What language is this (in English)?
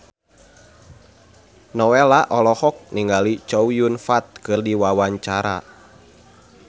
Sundanese